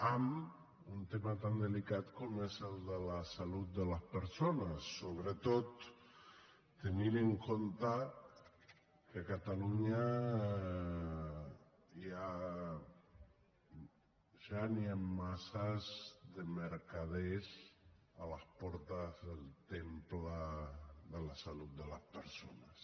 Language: Catalan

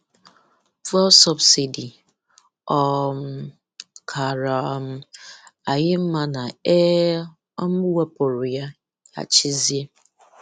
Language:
Igbo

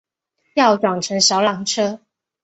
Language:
Chinese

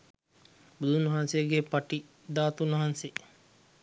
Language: Sinhala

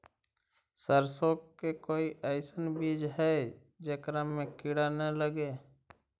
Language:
Magahi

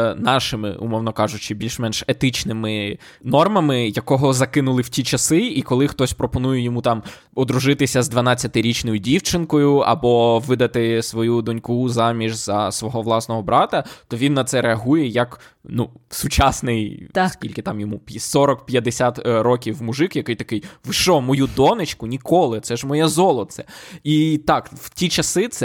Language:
Ukrainian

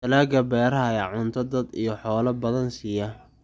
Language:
Somali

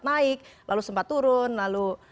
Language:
Indonesian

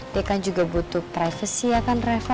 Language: Indonesian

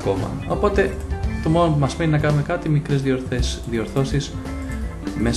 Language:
Greek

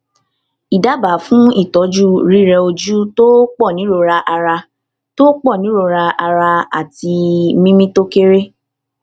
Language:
Yoruba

